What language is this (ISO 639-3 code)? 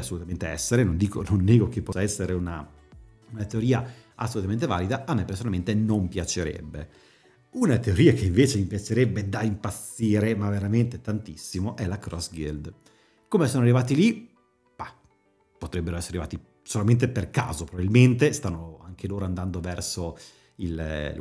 ita